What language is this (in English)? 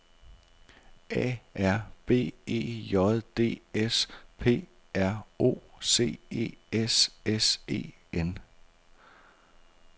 Danish